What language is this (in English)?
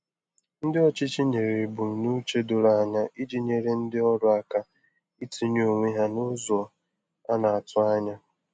Igbo